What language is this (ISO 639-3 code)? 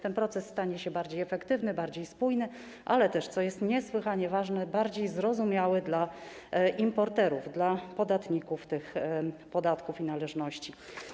pol